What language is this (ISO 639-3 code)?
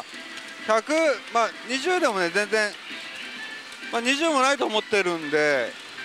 jpn